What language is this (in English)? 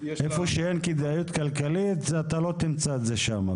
Hebrew